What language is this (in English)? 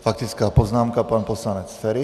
Czech